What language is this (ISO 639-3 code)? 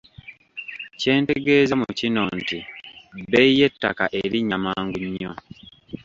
lug